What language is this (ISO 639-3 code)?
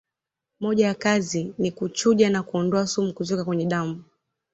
swa